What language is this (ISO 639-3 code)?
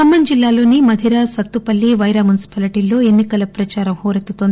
tel